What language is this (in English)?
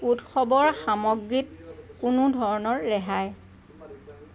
Assamese